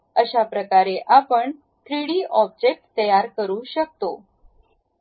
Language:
Marathi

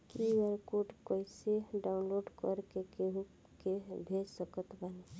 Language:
Bhojpuri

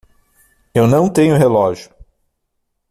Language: Portuguese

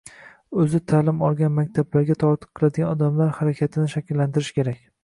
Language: Uzbek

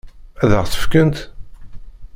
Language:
Kabyle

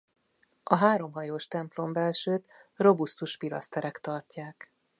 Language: Hungarian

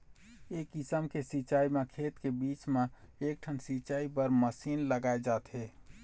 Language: Chhattisgarhi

